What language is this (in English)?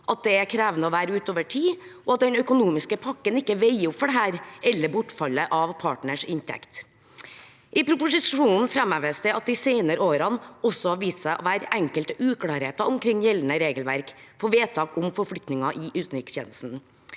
Norwegian